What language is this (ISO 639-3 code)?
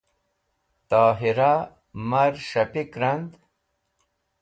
wbl